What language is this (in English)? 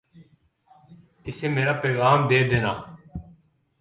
Urdu